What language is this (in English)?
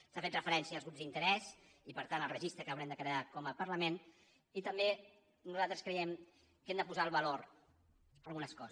Catalan